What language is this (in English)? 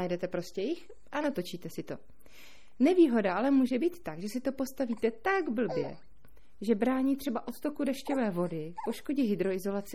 Czech